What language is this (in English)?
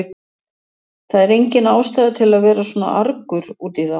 Icelandic